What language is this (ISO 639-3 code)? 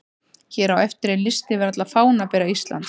isl